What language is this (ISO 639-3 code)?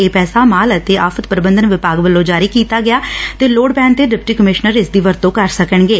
pan